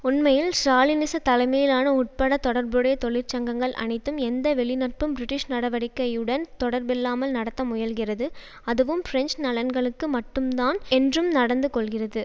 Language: Tamil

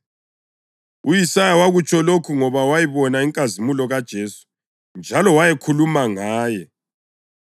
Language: North Ndebele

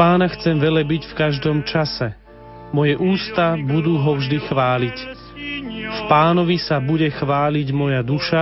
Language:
Slovak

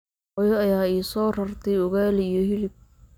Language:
Somali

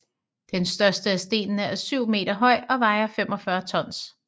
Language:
Danish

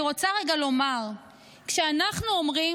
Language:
Hebrew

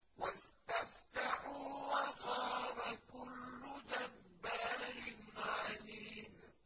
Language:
Arabic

